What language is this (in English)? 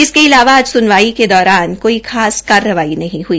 Hindi